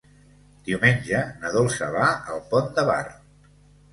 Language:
Catalan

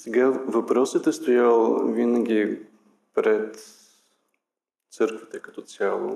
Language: Bulgarian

